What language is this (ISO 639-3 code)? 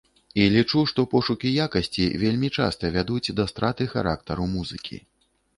bel